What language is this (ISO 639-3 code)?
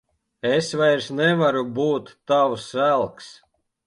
lav